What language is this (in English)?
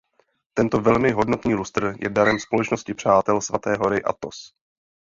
Czech